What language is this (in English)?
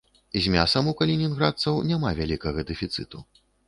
Belarusian